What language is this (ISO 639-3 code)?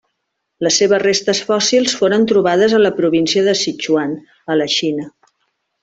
cat